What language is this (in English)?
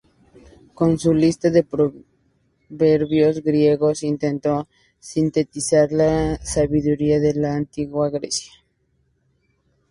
Spanish